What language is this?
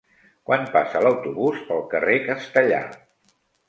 Catalan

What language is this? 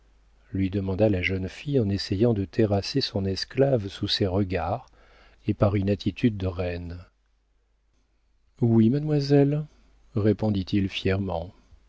French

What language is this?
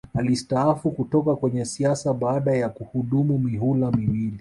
Swahili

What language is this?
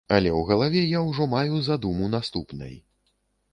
Belarusian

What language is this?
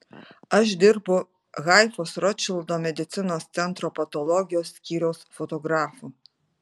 Lithuanian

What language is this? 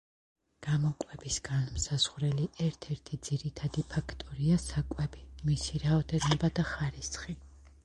Georgian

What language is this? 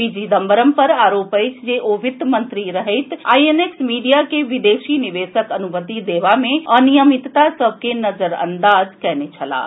Maithili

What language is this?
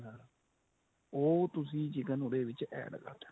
Punjabi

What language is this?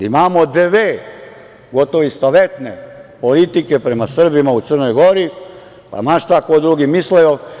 Serbian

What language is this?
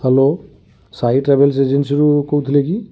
Odia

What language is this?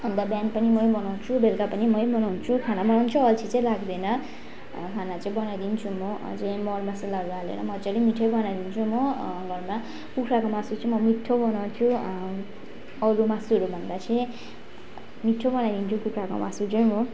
Nepali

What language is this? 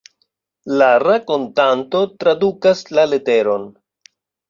Esperanto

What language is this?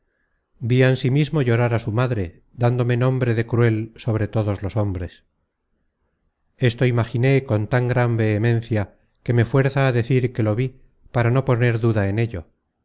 Spanish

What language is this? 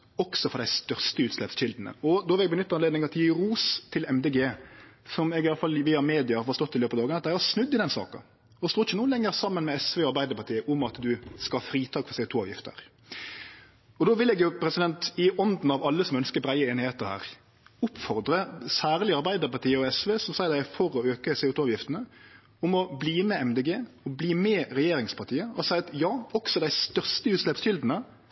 Norwegian Nynorsk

